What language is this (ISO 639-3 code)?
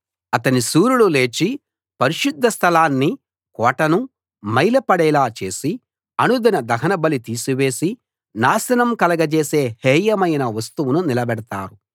tel